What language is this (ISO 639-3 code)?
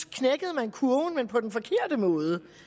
dan